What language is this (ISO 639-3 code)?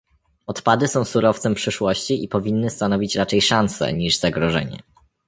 pol